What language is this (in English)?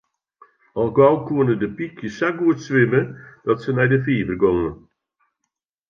Western Frisian